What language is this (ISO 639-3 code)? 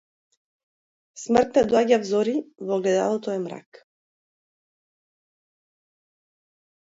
mkd